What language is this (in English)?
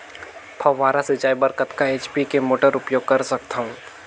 Chhattisgarhi